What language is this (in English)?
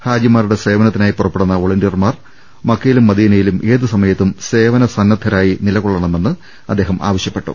Malayalam